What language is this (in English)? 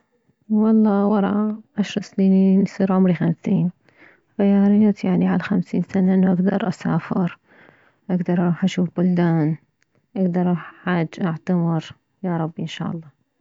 Mesopotamian Arabic